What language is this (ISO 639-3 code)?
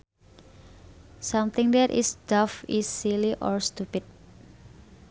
sun